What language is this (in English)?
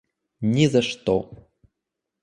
Russian